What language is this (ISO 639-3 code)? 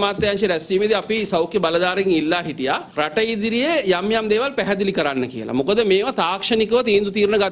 hin